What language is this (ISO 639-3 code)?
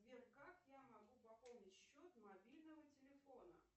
rus